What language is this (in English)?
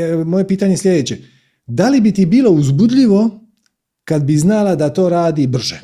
Croatian